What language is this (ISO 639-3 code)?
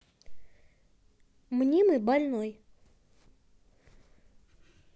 rus